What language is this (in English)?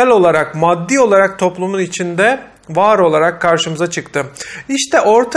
Turkish